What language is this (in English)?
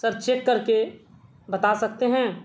Urdu